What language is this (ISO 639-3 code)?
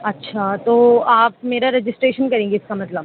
urd